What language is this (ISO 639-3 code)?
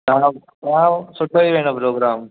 snd